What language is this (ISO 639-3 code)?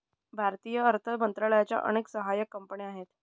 mar